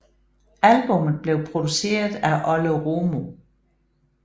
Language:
Danish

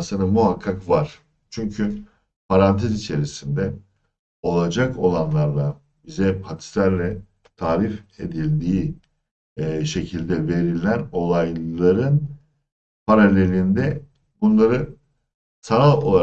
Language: Turkish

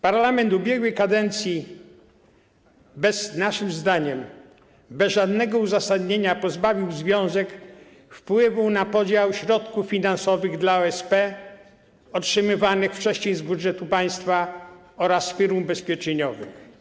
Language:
Polish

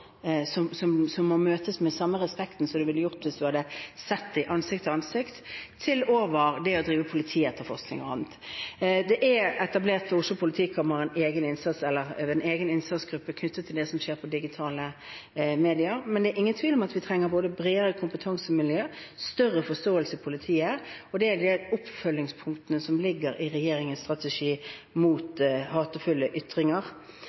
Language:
Norwegian Bokmål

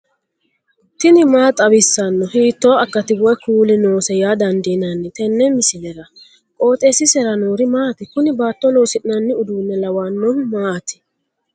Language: Sidamo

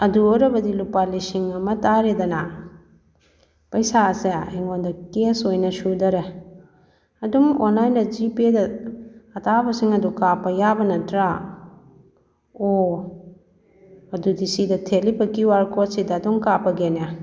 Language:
Manipuri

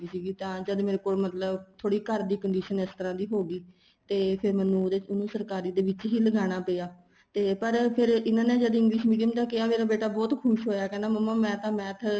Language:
Punjabi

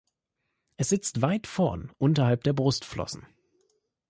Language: German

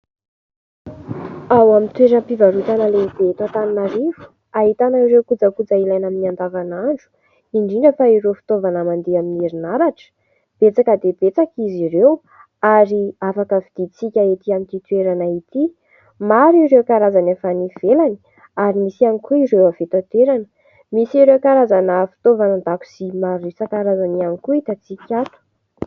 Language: Malagasy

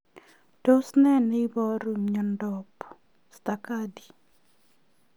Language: Kalenjin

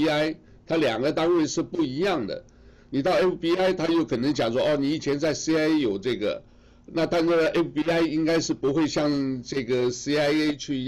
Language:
Chinese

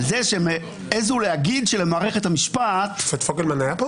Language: Hebrew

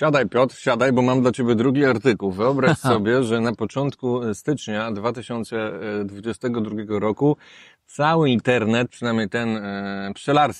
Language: Polish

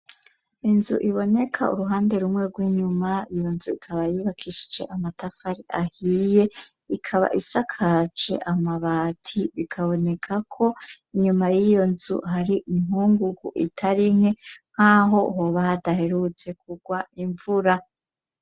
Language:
Rundi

